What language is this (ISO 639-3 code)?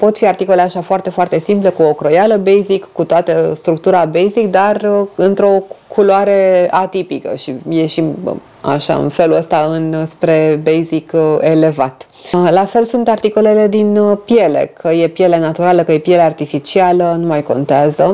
ron